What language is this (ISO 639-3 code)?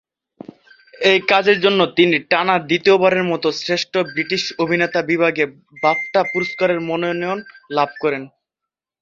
ben